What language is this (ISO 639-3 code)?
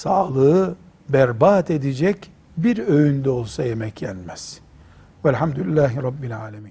tur